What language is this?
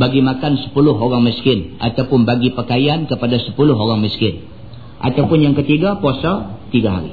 Malay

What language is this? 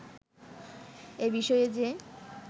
Bangla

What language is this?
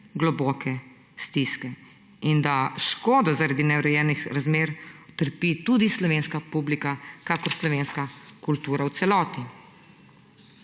Slovenian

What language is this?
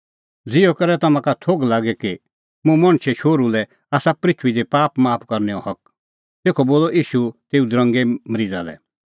Kullu Pahari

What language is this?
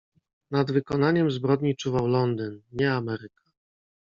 Polish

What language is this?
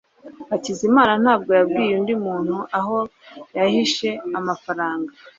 Kinyarwanda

